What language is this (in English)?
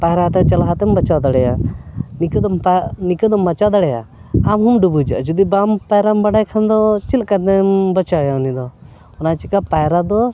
Santali